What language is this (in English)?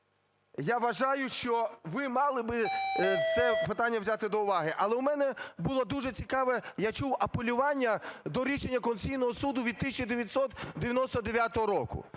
Ukrainian